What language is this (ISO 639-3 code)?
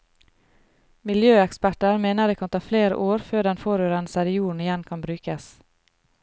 nor